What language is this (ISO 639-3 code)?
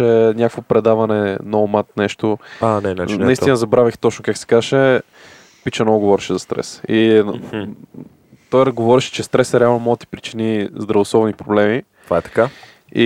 bul